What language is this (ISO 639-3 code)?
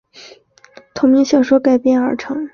zho